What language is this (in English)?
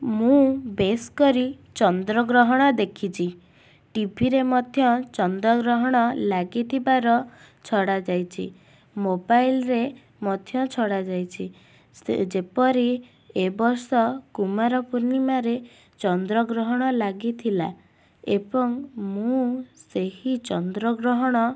Odia